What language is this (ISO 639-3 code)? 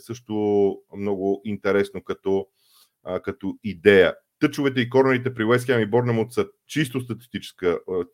bul